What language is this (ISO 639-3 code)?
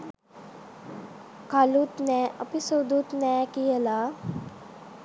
sin